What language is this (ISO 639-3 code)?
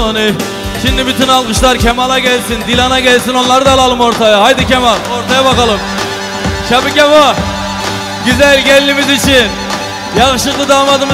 ara